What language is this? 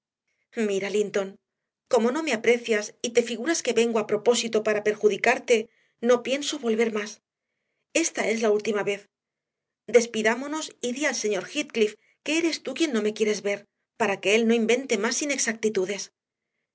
Spanish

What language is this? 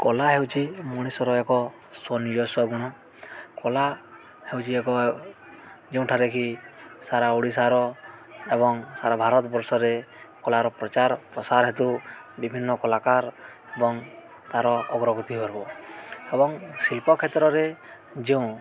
Odia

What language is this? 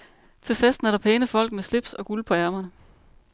Danish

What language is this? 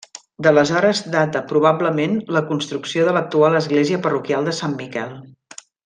Catalan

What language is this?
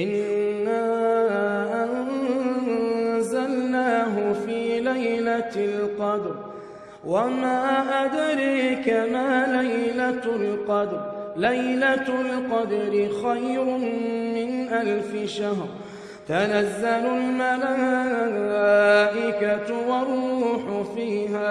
Arabic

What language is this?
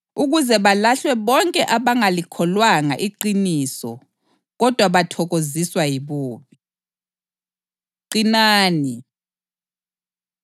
North Ndebele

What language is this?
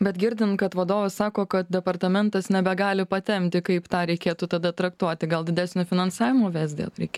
Lithuanian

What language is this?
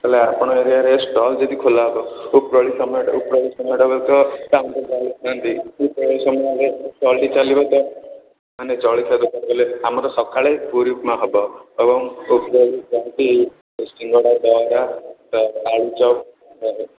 Odia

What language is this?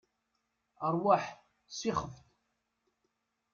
Kabyle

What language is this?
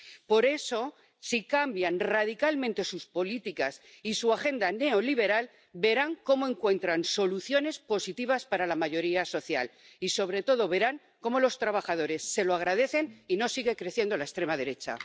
Spanish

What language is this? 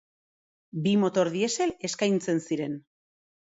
Basque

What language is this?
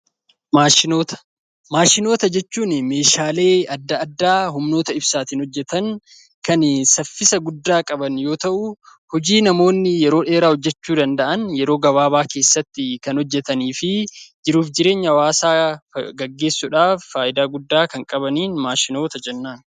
Oromo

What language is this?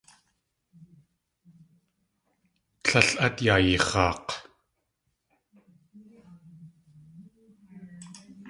Tlingit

